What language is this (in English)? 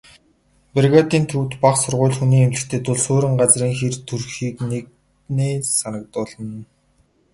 Mongolian